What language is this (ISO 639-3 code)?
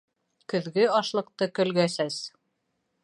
bak